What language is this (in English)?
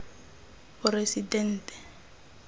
Tswana